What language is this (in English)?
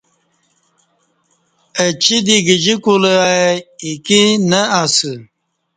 Kati